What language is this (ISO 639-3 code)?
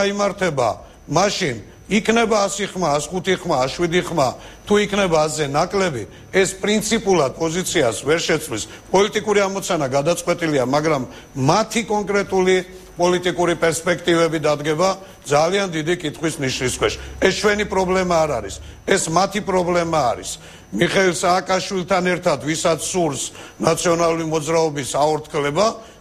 ron